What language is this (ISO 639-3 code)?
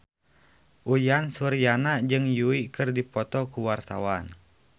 sun